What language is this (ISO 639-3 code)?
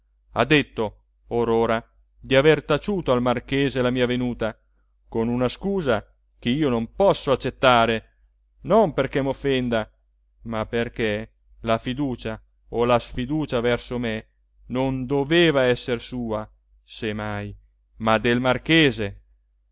ita